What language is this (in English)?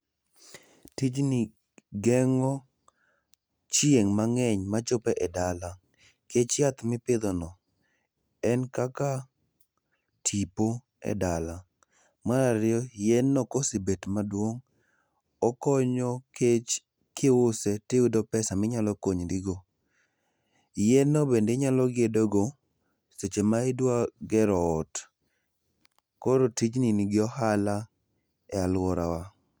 Luo (Kenya and Tanzania)